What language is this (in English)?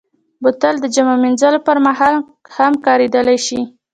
Pashto